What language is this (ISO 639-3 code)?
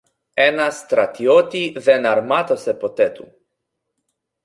ell